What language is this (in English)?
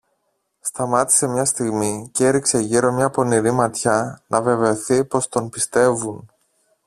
Greek